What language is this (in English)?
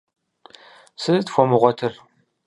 Kabardian